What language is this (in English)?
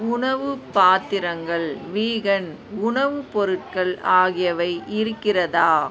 Tamil